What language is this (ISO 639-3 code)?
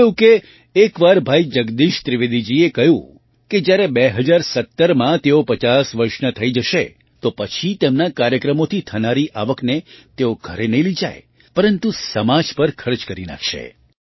guj